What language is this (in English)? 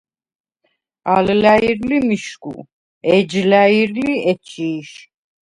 Svan